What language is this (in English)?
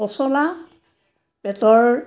Assamese